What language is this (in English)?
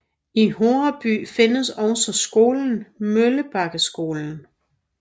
Danish